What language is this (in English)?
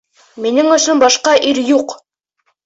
Bashkir